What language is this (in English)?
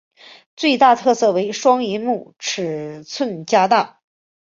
Chinese